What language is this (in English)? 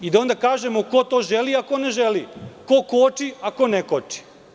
Serbian